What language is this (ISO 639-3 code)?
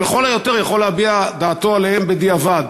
heb